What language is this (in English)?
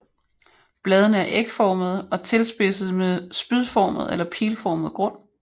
Danish